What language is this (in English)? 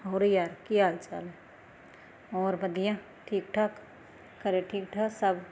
Punjabi